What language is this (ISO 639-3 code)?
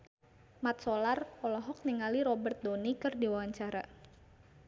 sun